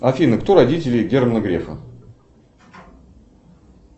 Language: Russian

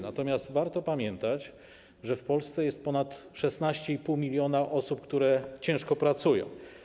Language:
Polish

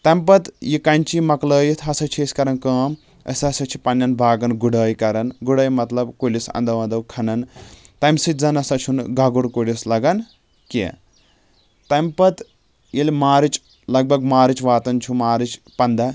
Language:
Kashmiri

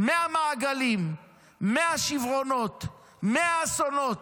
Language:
Hebrew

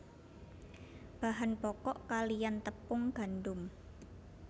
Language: Javanese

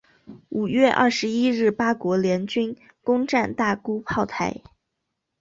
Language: Chinese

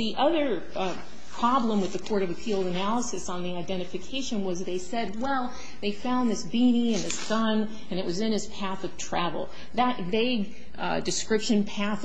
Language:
English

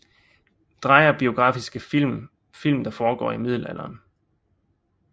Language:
Danish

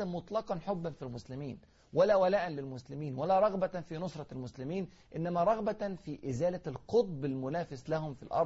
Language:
Arabic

